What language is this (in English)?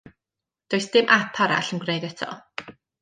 Welsh